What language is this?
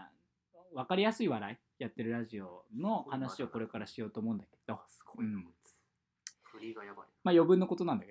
Japanese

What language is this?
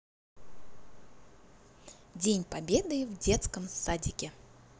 Russian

